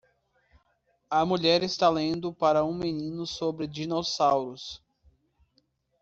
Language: Portuguese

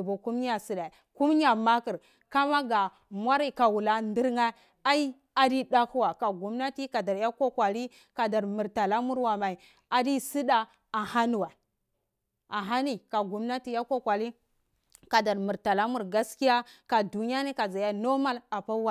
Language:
Cibak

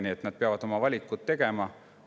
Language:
Estonian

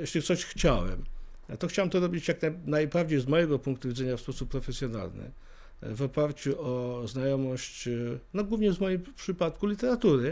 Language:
Polish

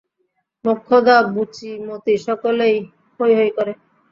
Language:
Bangla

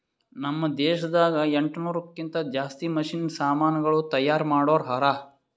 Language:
Kannada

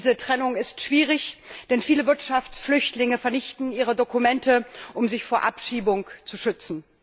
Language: German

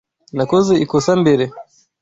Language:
Kinyarwanda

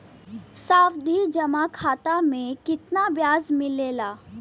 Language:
Bhojpuri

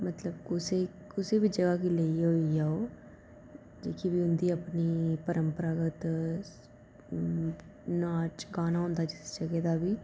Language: Dogri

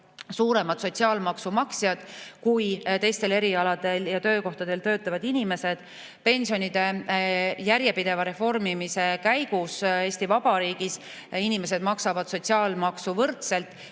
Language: Estonian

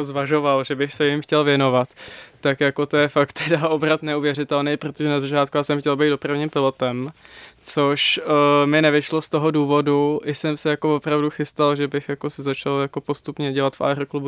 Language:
Czech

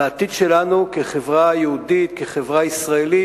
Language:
Hebrew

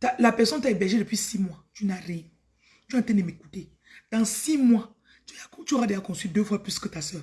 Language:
French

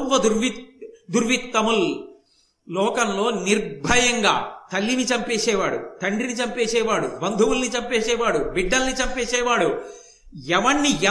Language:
Telugu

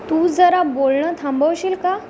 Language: Marathi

